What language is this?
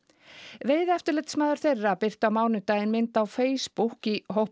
Icelandic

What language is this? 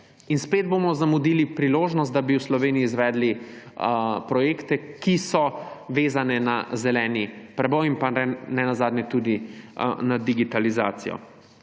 Slovenian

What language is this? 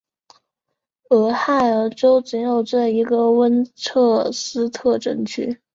Chinese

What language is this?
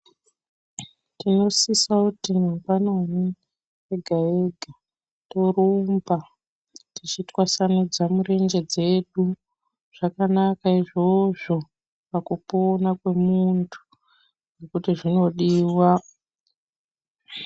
Ndau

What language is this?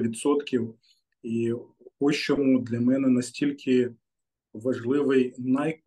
Ukrainian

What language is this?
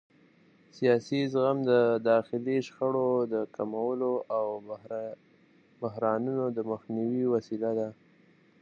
Pashto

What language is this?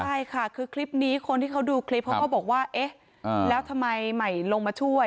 Thai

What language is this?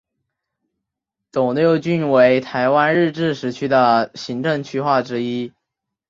Chinese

